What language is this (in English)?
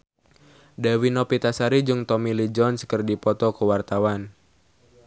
Sundanese